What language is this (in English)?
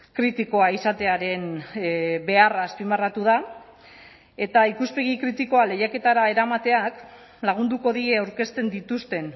Basque